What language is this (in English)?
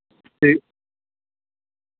Dogri